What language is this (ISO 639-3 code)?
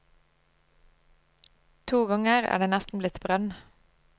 nor